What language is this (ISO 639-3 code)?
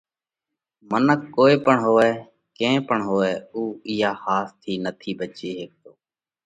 kvx